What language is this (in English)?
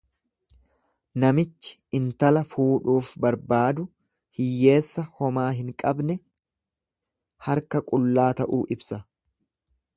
Oromo